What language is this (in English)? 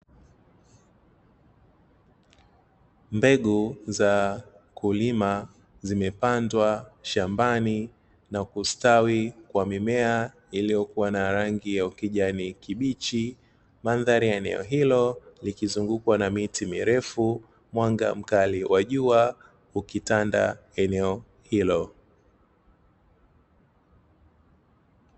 Swahili